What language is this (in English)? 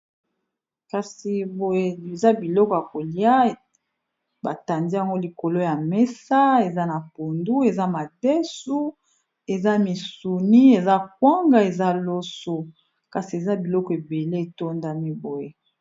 Lingala